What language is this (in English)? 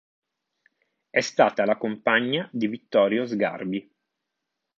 Italian